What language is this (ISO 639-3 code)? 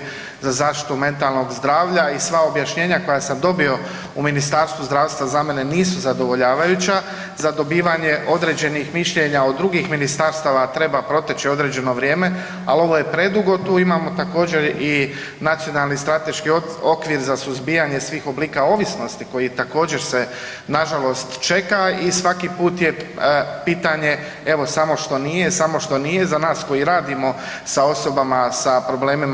hrv